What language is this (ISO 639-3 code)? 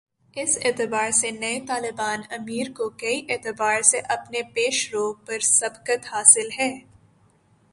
urd